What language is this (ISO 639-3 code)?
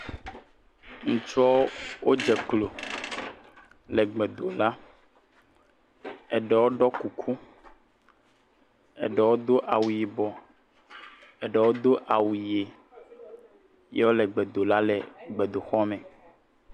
ewe